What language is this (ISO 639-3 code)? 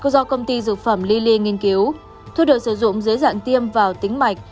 vie